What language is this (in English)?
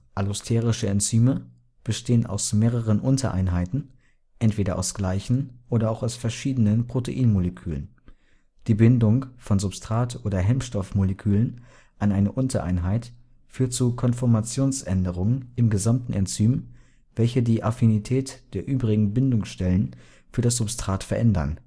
German